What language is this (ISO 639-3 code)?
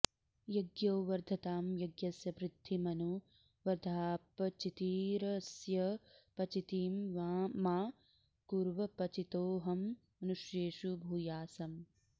san